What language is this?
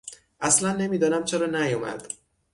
Persian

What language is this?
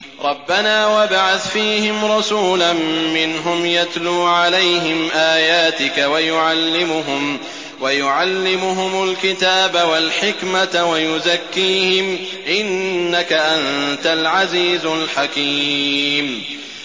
Arabic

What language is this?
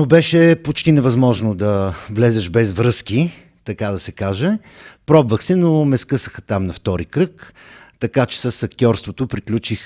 Bulgarian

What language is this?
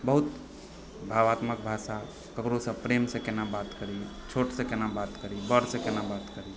Maithili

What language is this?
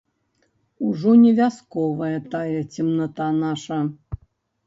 Belarusian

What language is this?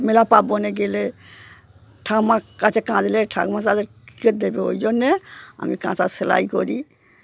Bangla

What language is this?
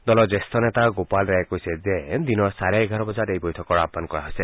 Assamese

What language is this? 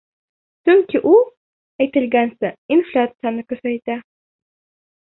Bashkir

